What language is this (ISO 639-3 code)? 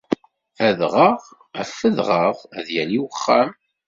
kab